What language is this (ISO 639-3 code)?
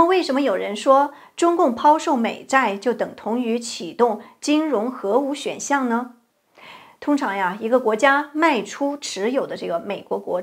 zho